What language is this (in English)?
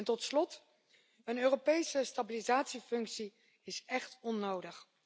Dutch